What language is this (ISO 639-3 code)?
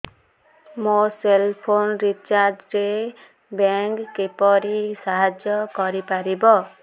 ori